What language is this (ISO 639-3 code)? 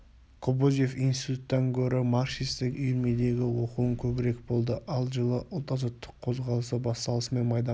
kaz